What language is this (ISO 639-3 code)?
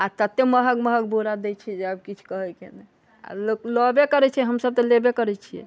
mai